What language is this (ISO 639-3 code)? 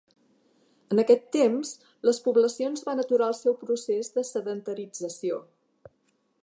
cat